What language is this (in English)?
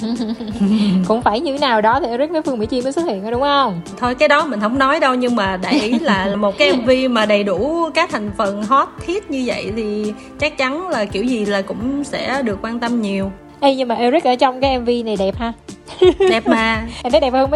Vietnamese